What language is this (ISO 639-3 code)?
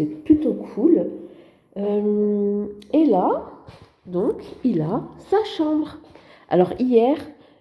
fra